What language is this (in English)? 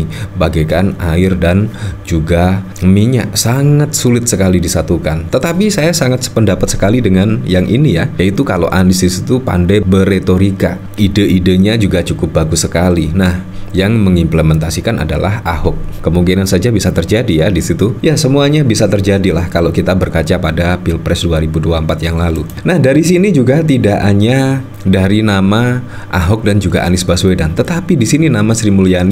Indonesian